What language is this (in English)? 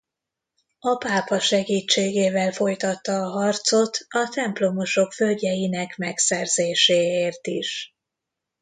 Hungarian